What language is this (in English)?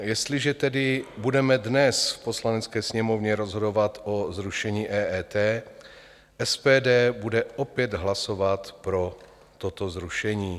Czech